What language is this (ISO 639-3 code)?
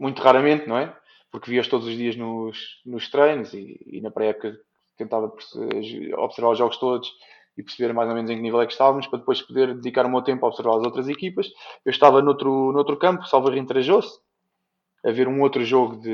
por